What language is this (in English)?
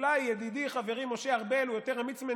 Hebrew